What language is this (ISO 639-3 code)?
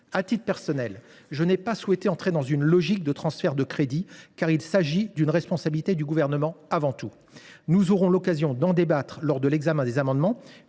fra